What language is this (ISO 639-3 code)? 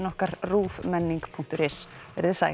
isl